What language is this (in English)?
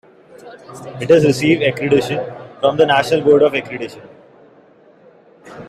English